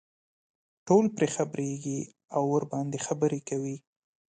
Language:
Pashto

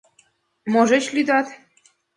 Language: Mari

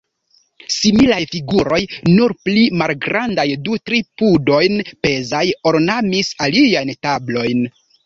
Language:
Esperanto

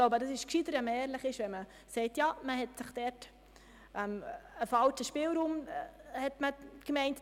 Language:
Swiss German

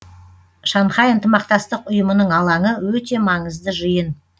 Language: Kazakh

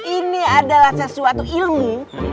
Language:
Indonesian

